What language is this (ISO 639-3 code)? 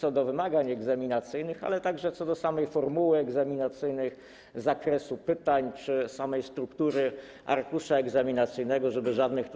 pol